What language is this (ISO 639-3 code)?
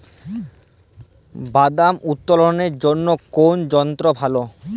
ben